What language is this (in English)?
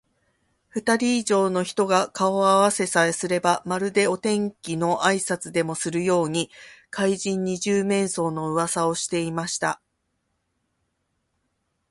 Japanese